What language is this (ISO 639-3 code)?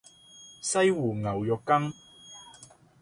yue